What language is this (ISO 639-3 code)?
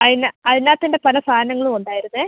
mal